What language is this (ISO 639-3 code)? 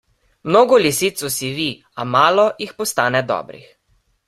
slv